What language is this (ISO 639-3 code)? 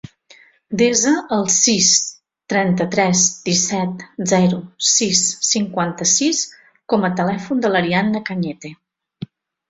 cat